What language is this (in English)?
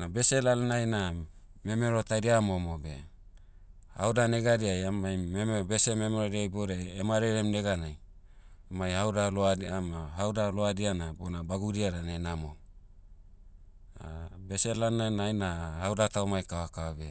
Motu